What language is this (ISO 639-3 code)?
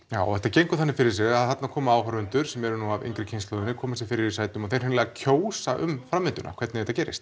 isl